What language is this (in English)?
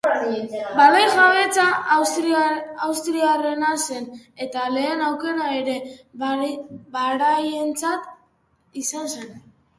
Basque